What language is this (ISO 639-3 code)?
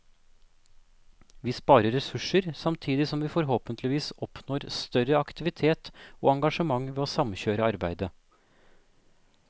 nor